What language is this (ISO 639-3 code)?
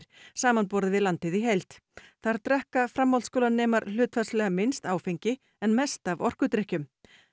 isl